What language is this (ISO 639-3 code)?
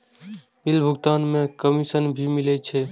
mai